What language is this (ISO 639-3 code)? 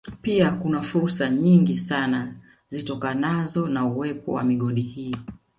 swa